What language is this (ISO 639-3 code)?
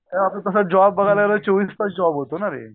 mar